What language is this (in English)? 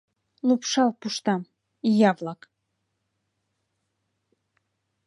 Mari